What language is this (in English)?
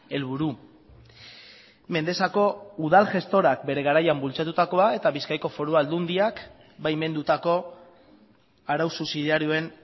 Basque